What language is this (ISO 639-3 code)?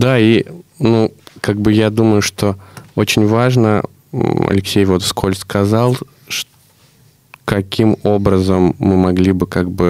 rus